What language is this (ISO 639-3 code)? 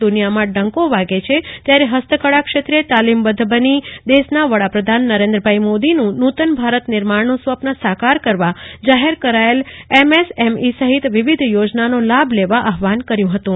guj